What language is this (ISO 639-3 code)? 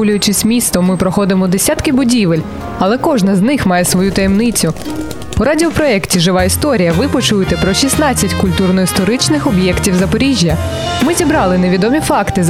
ukr